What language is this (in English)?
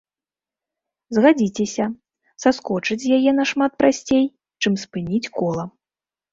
Belarusian